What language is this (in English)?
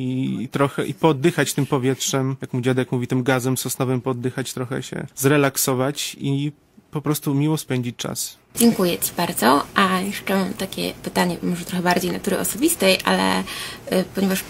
Polish